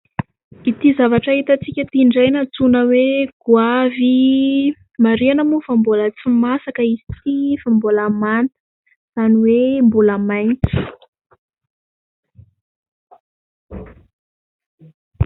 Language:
Malagasy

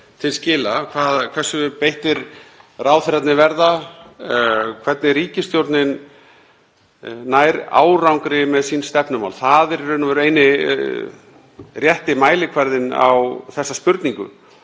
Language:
Icelandic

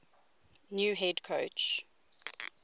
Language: English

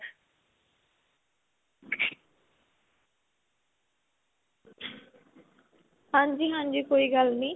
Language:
Punjabi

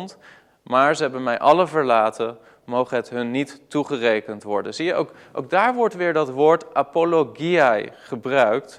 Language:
Dutch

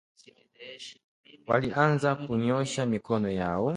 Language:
Swahili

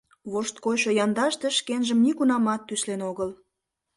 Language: Mari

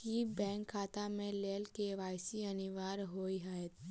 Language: Maithili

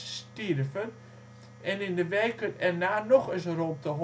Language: Dutch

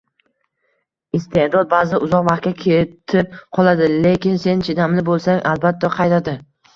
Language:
Uzbek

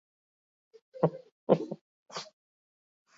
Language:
Basque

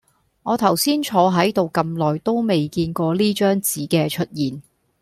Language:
Cantonese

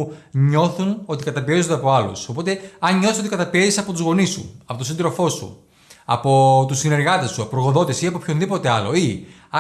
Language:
Greek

